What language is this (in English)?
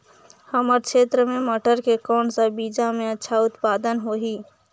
Chhattisgarhi